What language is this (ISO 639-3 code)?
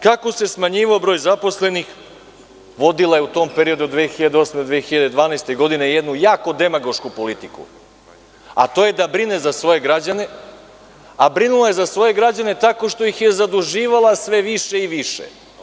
srp